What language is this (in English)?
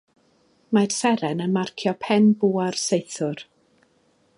Welsh